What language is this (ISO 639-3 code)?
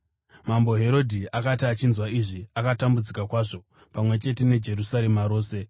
sna